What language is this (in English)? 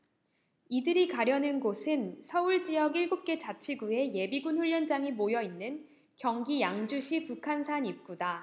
Korean